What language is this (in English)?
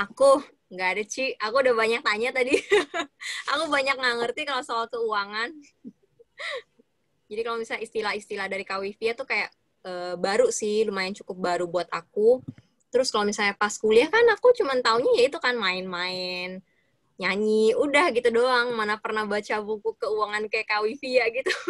Indonesian